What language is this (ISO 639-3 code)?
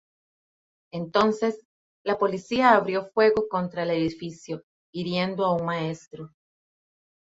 spa